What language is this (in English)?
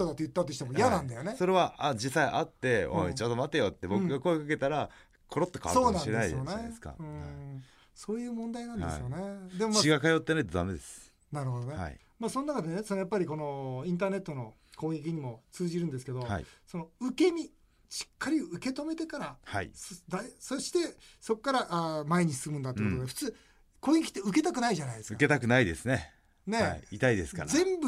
Japanese